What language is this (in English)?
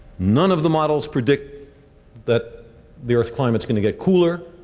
English